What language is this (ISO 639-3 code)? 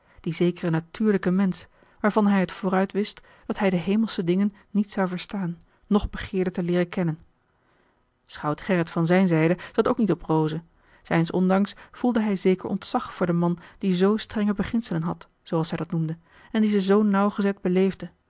nld